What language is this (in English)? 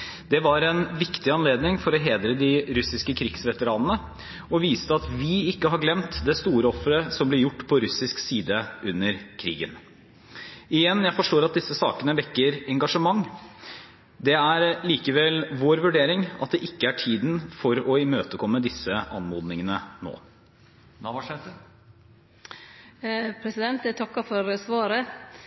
Norwegian